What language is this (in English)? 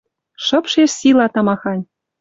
Western Mari